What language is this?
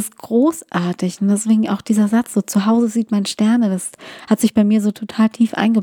German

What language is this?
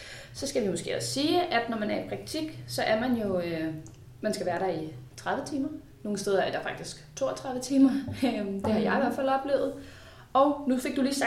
Danish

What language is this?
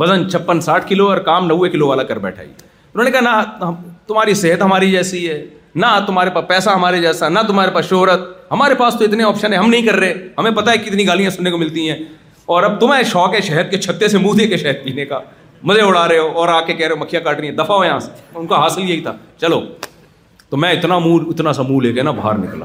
Urdu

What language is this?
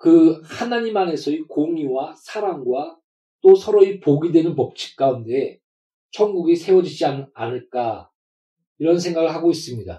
Korean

